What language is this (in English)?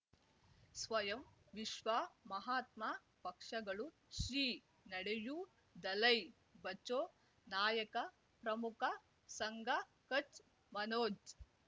Kannada